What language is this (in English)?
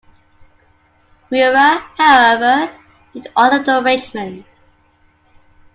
English